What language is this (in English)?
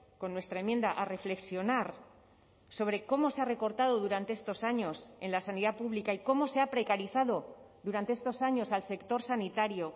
Spanish